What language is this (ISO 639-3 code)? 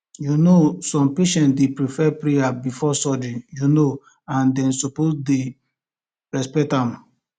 pcm